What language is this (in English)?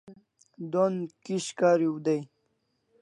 Kalasha